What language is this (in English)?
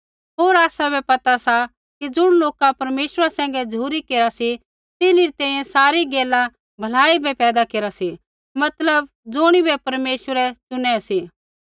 Kullu Pahari